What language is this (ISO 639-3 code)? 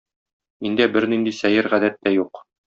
tat